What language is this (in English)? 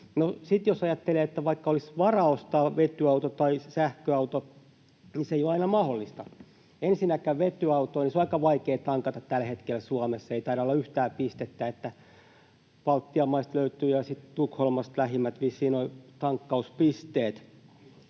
Finnish